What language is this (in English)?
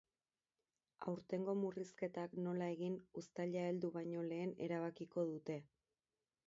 Basque